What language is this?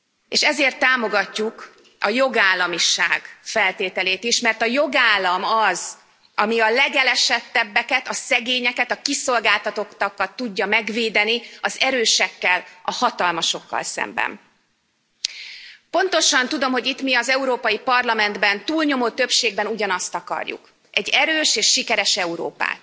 Hungarian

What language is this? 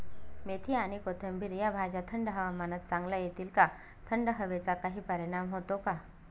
Marathi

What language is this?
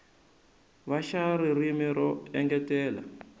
Tsonga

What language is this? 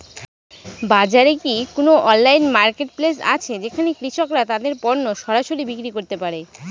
Bangla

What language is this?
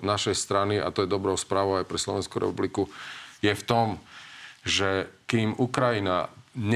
Slovak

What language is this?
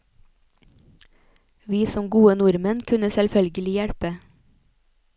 Norwegian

